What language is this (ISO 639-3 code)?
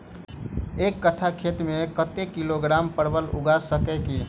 mai